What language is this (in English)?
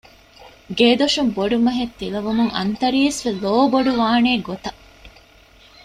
Divehi